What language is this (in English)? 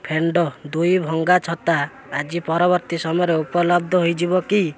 Odia